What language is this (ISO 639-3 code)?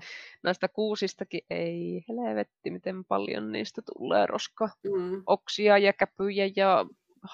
fin